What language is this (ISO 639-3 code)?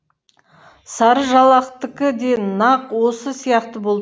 kaz